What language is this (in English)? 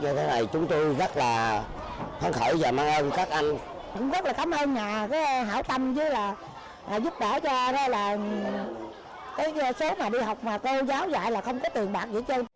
Vietnamese